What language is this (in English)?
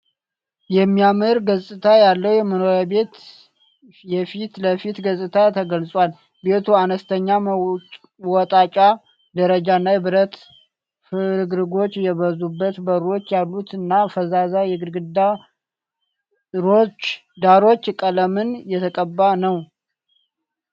Amharic